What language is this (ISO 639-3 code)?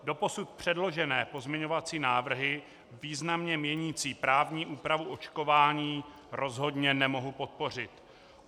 ces